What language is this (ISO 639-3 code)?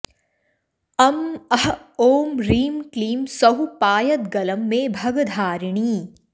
san